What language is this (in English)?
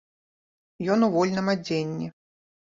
Belarusian